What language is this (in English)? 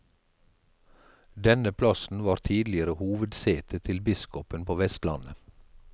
Norwegian